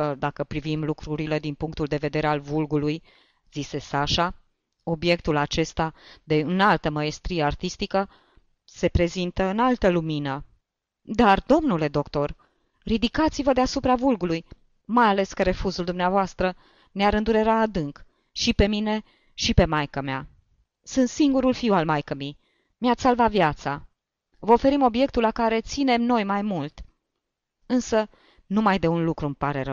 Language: Romanian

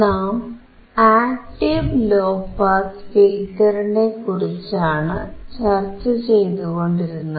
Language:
Malayalam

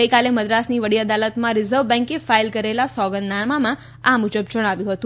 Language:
Gujarati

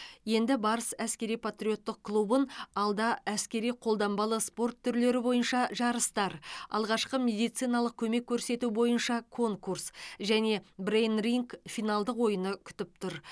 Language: Kazakh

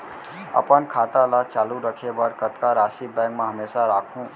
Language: Chhattisgarhi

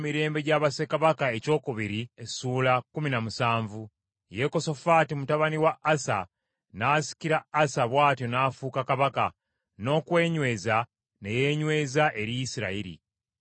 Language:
Ganda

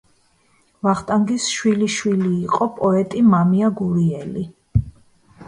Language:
Georgian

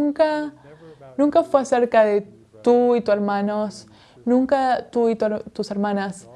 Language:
Spanish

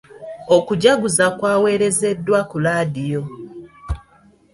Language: Ganda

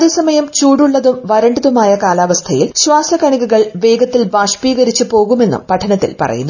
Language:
Malayalam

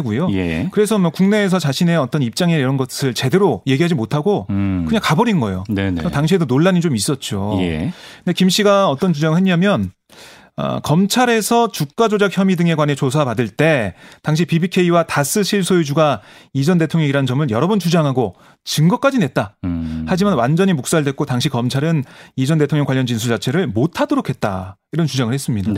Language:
Korean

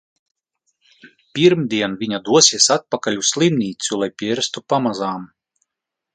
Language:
Latvian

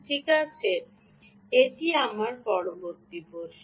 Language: Bangla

